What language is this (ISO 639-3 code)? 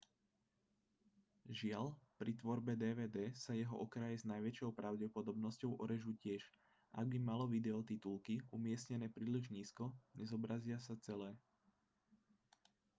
slk